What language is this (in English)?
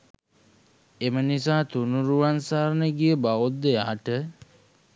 Sinhala